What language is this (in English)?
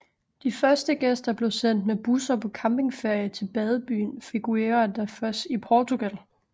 Danish